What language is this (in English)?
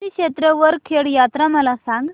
Marathi